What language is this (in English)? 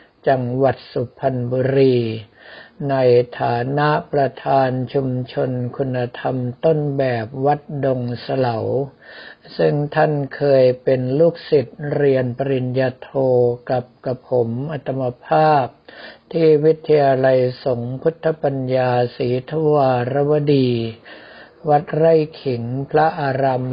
Thai